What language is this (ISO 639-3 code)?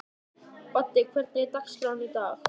isl